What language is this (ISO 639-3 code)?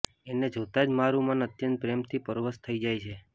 guj